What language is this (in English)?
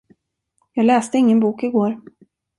Swedish